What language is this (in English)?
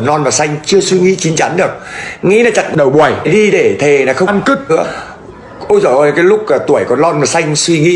Vietnamese